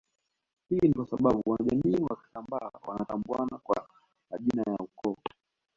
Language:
Swahili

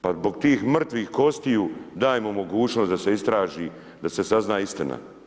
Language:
Croatian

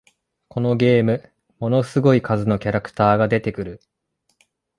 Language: Japanese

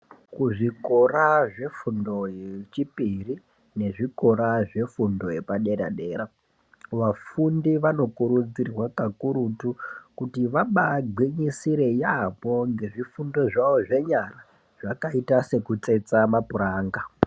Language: Ndau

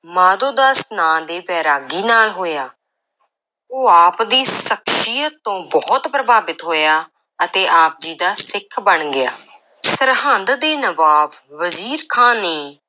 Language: Punjabi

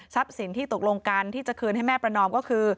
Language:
Thai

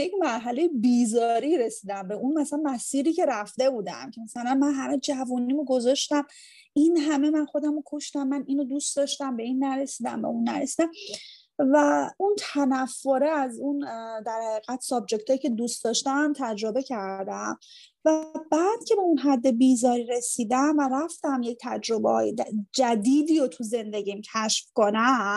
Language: Persian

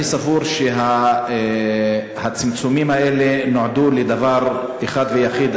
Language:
Hebrew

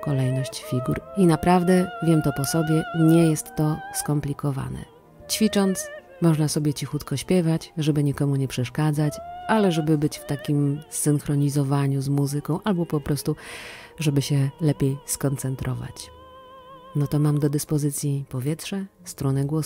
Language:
Polish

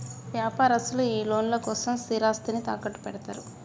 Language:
Telugu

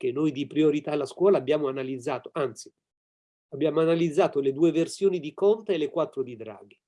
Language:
Italian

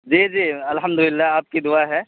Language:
Urdu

